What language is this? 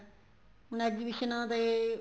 Punjabi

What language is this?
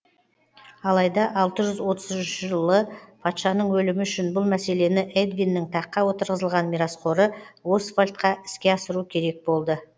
Kazakh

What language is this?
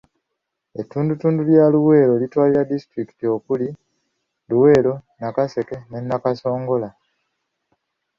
Ganda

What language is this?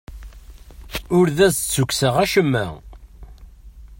Kabyle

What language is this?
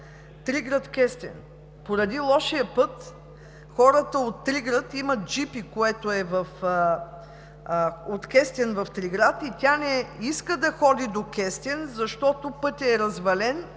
Bulgarian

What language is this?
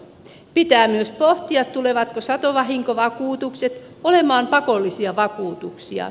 Finnish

